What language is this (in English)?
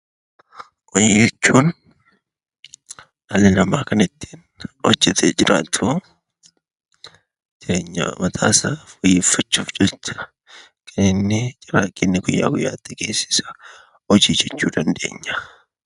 Oromo